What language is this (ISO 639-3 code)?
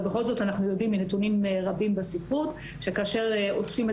heb